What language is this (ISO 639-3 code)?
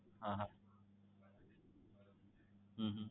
guj